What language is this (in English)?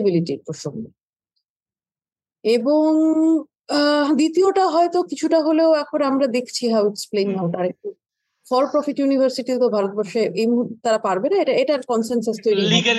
Bangla